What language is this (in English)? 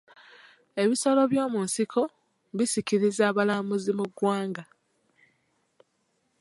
Ganda